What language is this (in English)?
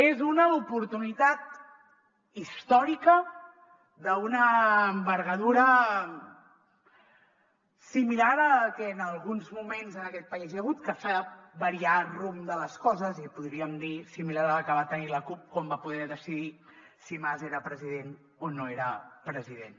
Catalan